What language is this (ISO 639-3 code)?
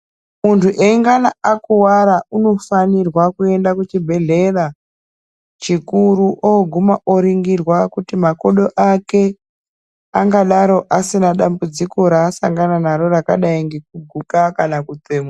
ndc